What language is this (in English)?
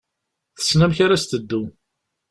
Kabyle